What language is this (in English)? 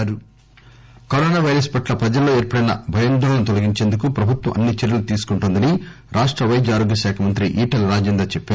Telugu